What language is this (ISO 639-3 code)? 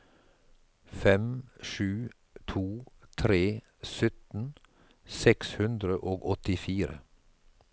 nor